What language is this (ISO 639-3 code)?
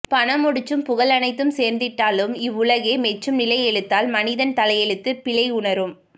tam